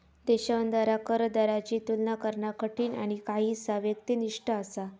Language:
Marathi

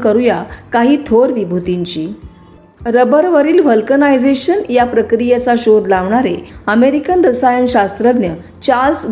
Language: Marathi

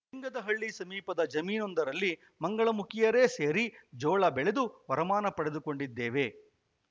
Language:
Kannada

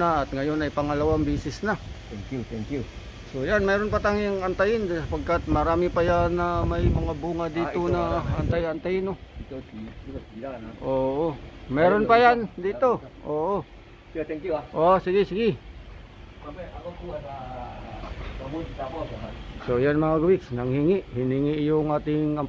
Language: Filipino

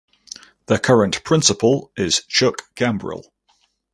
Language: English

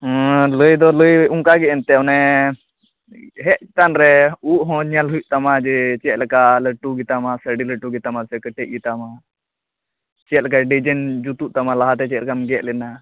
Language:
Santali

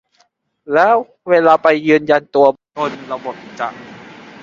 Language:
Thai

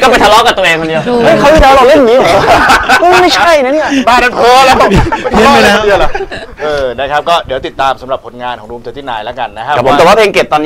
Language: Thai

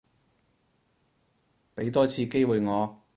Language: Cantonese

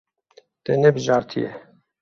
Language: Kurdish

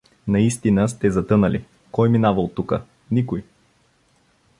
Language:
Bulgarian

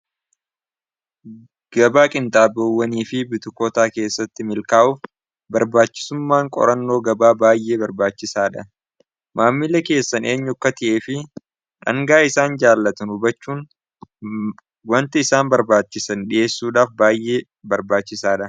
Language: Oromo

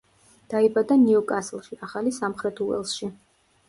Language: Georgian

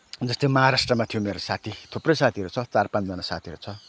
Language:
Nepali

